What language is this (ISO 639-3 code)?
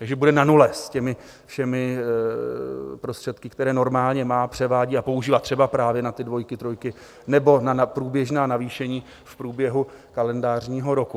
ces